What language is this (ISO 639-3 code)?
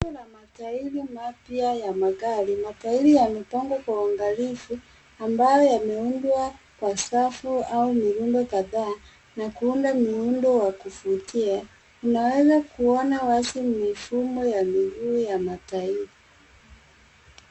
swa